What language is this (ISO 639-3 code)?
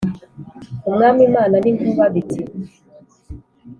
kin